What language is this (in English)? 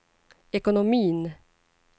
Swedish